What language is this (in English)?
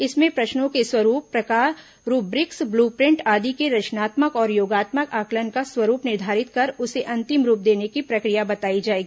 Hindi